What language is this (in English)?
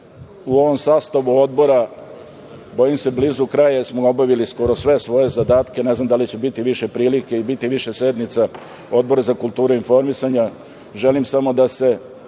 Serbian